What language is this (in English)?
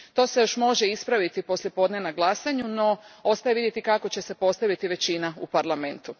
Croatian